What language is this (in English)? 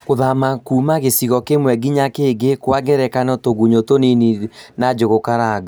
Kikuyu